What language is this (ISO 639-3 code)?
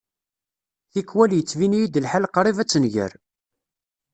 kab